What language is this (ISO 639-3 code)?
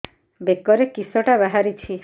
ori